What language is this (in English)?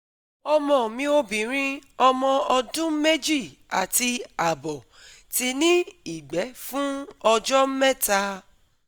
Yoruba